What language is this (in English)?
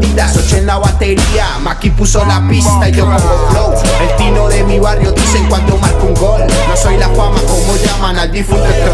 Spanish